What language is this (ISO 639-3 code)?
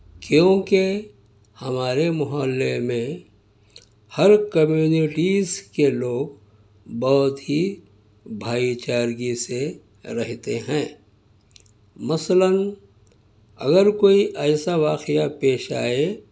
urd